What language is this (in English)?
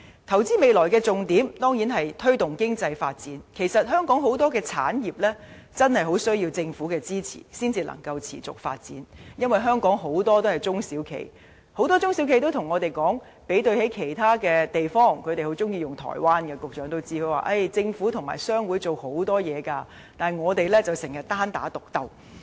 Cantonese